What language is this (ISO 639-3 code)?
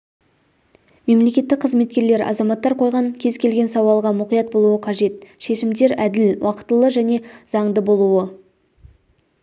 kaz